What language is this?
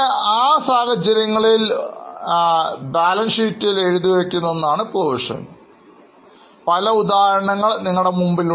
Malayalam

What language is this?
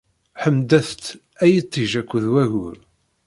Kabyle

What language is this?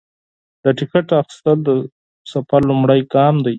Pashto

